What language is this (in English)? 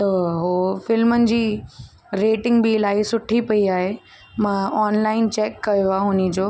Sindhi